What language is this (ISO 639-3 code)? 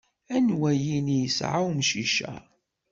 kab